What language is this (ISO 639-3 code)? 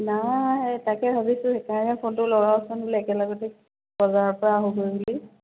asm